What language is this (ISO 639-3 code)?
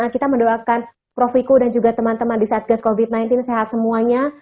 ind